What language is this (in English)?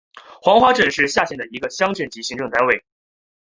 Chinese